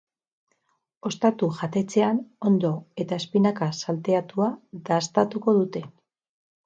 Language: Basque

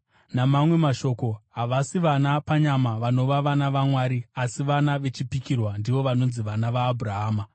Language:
Shona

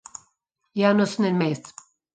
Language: Italian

